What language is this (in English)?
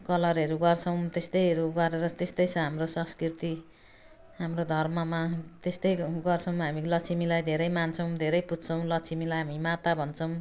Nepali